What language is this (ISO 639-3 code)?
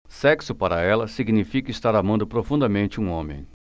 por